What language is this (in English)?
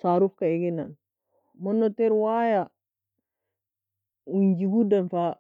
Nobiin